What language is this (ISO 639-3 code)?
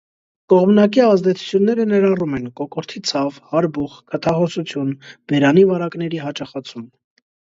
hye